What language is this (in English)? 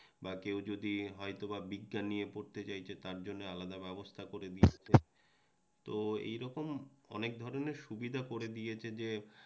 Bangla